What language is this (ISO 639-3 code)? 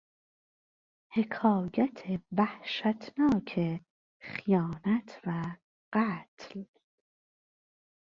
fas